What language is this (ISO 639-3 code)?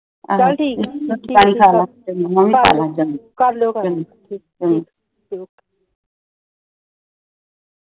pan